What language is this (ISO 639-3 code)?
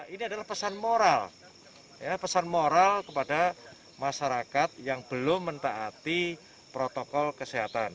ind